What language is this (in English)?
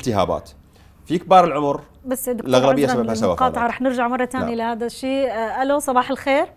Arabic